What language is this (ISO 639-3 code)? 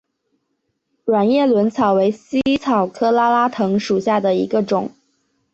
zho